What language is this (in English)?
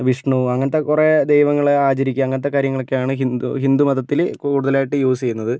Malayalam